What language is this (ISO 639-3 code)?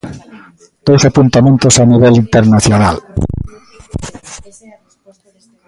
glg